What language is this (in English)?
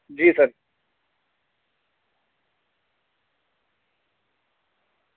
Dogri